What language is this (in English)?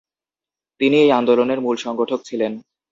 Bangla